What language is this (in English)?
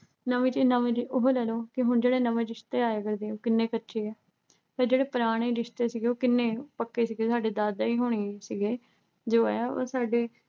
Punjabi